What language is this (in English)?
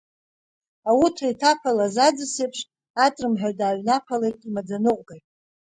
Abkhazian